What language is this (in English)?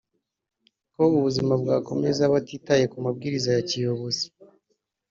Kinyarwanda